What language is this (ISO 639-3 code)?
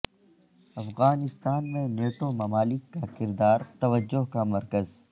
urd